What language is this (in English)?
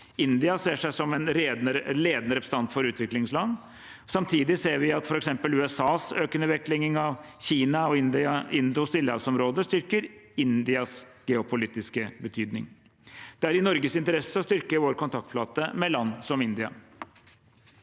Norwegian